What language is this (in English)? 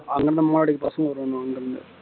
Tamil